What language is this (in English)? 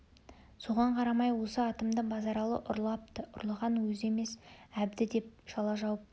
Kazakh